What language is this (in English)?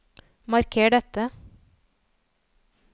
Norwegian